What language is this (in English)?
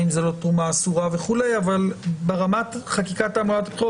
Hebrew